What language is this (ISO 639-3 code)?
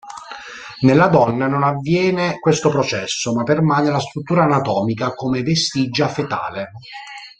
ita